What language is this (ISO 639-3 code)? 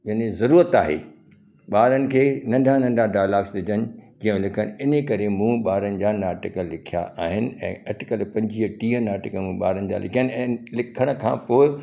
snd